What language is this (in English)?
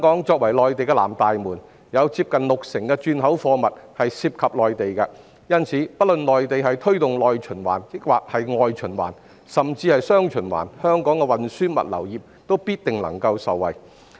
Cantonese